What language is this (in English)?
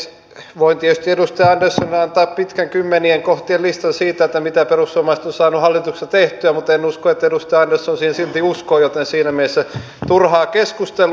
Finnish